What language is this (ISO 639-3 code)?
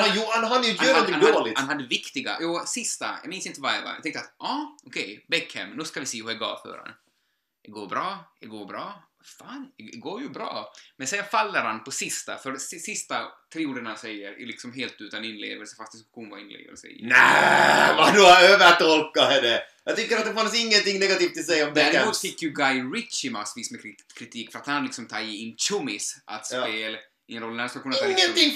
swe